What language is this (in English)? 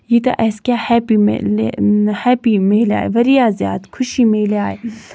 Kashmiri